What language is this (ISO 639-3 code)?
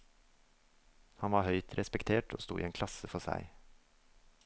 nor